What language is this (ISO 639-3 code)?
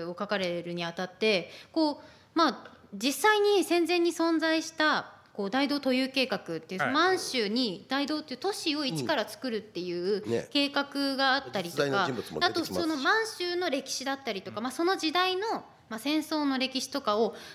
jpn